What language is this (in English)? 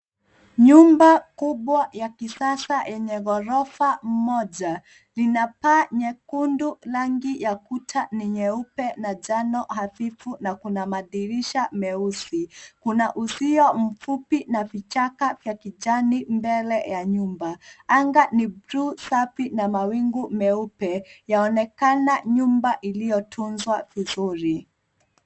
Swahili